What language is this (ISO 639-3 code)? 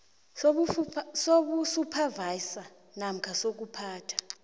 nbl